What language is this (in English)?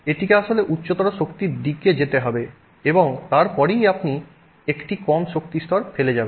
Bangla